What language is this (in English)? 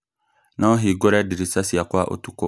Kikuyu